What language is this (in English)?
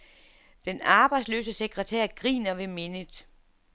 Danish